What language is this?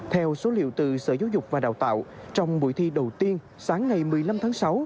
Vietnamese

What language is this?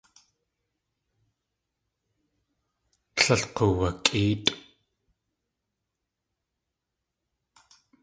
Tlingit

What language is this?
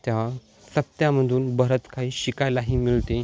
Marathi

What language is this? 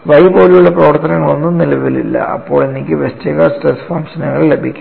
Malayalam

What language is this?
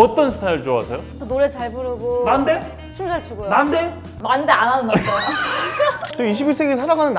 Korean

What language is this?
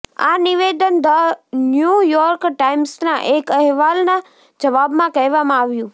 Gujarati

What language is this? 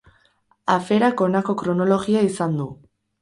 Basque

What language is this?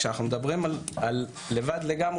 Hebrew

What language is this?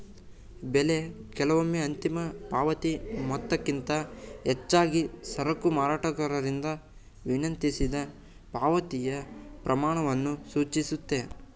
Kannada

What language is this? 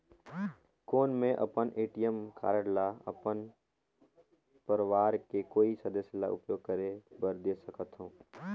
Chhattisgarhi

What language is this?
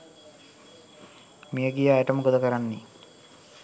Sinhala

